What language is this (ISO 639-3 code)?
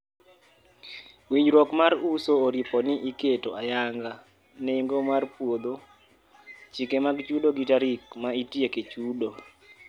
luo